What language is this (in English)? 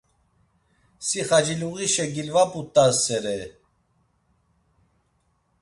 Laz